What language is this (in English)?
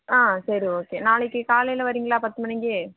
Tamil